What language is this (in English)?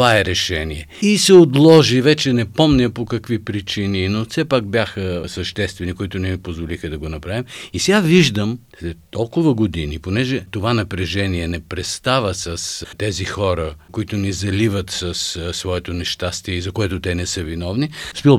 Bulgarian